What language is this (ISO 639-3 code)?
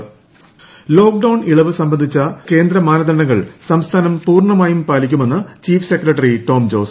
mal